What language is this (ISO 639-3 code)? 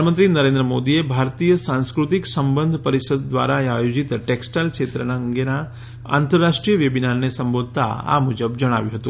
guj